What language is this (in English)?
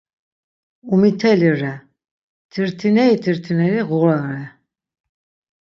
Laz